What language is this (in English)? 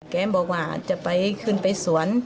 Thai